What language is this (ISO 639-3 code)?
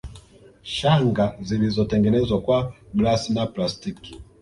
swa